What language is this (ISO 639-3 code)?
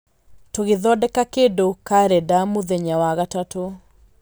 kik